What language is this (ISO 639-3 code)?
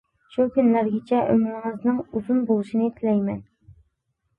uig